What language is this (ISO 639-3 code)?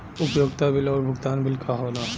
bho